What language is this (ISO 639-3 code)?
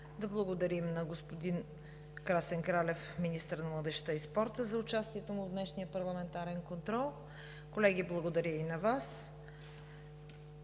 bul